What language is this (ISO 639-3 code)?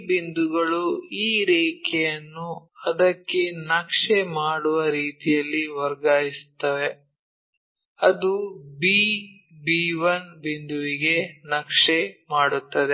kan